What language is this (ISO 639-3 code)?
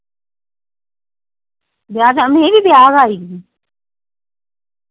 doi